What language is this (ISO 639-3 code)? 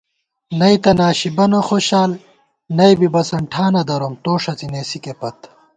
gwt